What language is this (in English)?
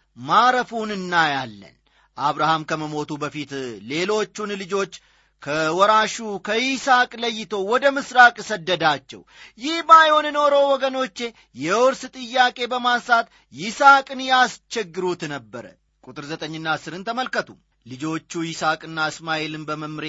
Amharic